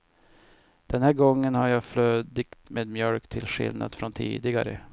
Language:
Swedish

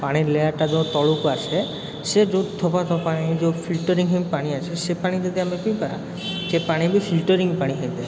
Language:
Odia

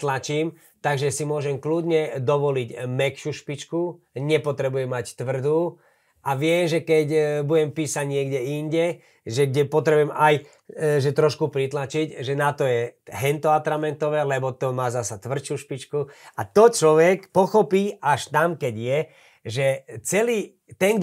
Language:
Slovak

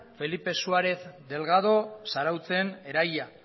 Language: Basque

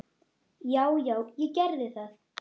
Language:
Icelandic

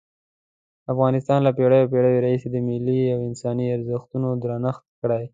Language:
Pashto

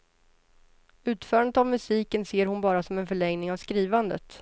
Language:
Swedish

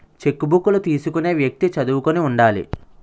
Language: Telugu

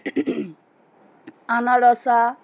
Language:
Bangla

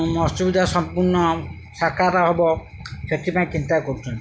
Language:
Odia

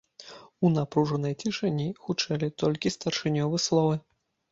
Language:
Belarusian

